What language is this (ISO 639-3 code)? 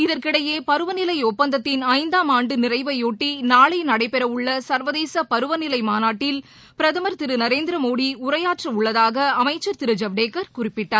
tam